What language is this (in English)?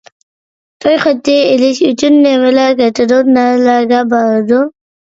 Uyghur